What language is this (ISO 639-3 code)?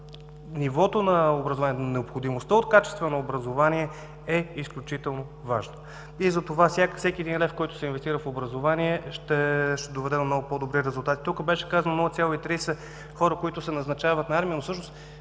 bul